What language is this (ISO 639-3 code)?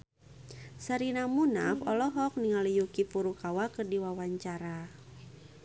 sun